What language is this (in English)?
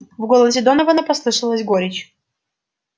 Russian